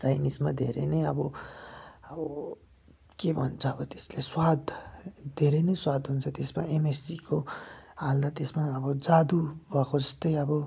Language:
Nepali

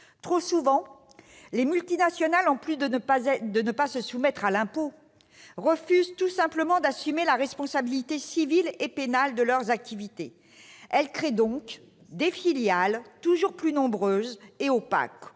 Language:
French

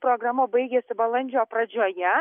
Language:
Lithuanian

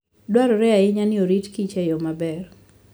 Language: Luo (Kenya and Tanzania)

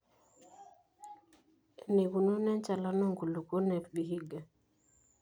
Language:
Masai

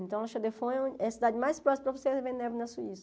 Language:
Portuguese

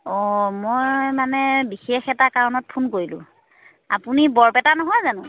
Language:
Assamese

